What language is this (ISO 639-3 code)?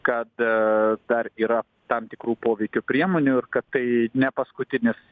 lit